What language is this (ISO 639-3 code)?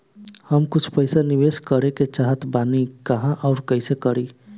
bho